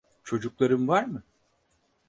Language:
Turkish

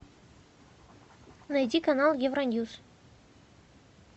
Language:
Russian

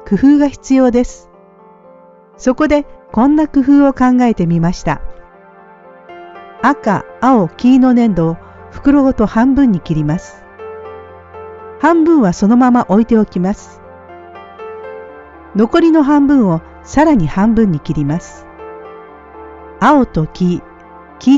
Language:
Japanese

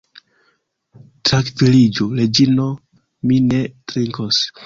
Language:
Esperanto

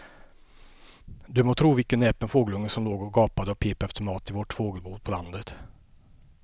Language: Swedish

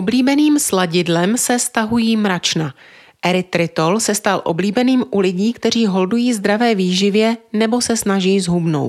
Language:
Czech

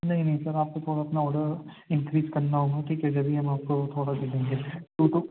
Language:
Urdu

